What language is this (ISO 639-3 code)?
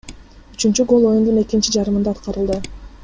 kir